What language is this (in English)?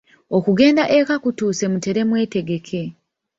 Ganda